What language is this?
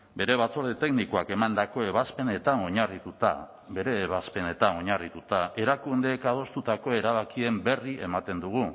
Basque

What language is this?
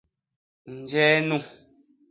Basaa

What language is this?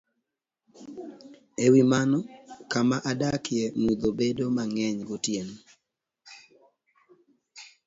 Luo (Kenya and Tanzania)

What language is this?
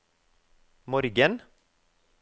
Norwegian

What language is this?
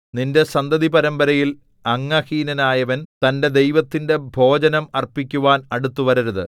Malayalam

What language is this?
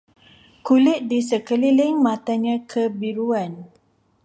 Malay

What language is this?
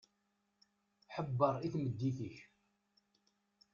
Kabyle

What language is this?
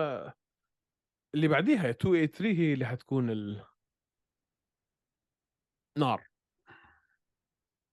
Arabic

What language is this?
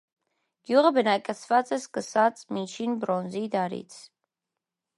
Armenian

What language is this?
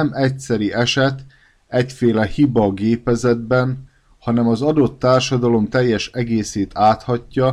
Hungarian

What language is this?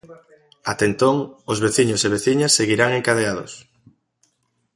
Galician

